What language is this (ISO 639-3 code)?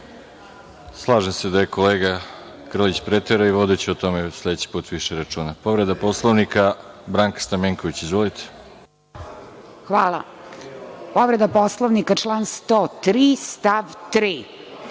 srp